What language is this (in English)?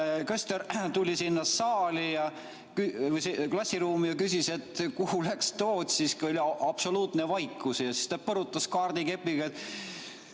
Estonian